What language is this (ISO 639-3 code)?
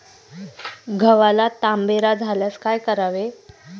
mar